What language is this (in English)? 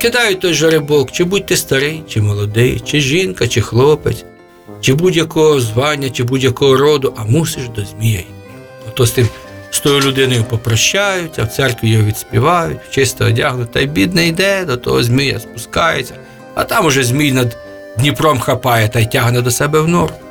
Ukrainian